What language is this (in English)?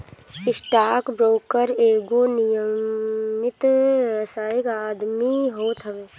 Bhojpuri